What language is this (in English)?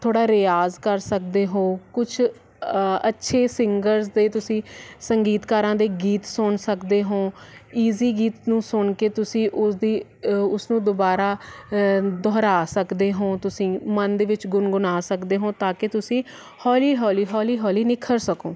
Punjabi